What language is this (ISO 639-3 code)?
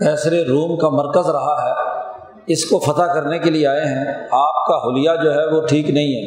urd